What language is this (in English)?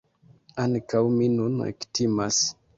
Esperanto